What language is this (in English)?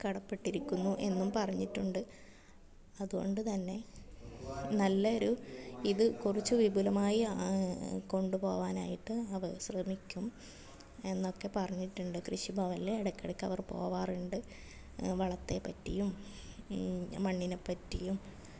Malayalam